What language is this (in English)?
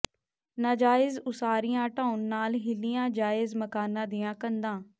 Punjabi